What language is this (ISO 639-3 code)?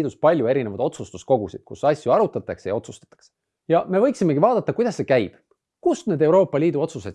est